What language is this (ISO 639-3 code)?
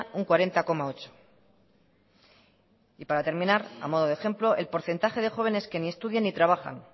spa